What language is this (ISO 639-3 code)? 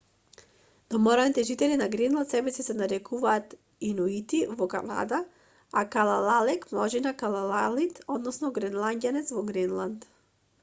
mkd